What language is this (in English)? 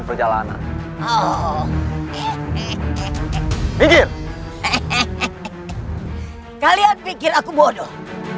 Indonesian